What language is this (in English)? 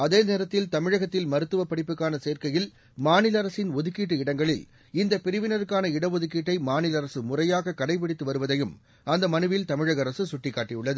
Tamil